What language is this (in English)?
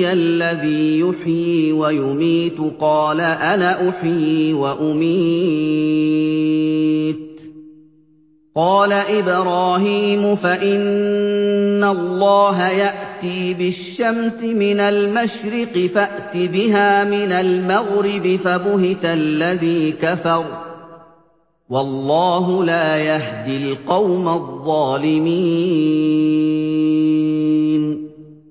Arabic